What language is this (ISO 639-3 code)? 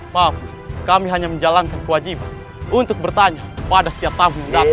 ind